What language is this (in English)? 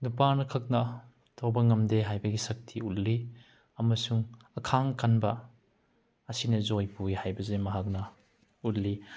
Manipuri